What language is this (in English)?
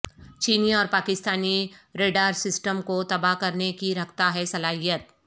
Urdu